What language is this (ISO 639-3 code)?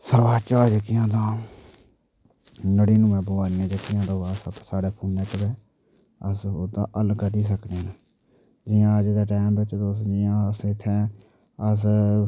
doi